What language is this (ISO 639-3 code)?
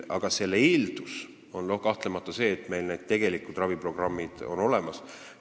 est